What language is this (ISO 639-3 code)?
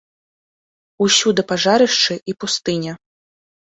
bel